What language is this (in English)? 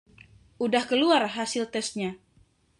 Indonesian